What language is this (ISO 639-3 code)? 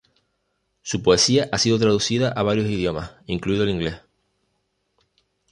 spa